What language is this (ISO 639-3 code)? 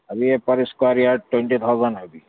urd